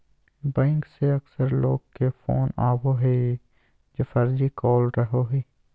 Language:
Magahi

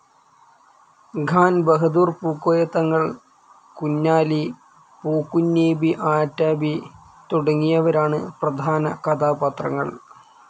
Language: Malayalam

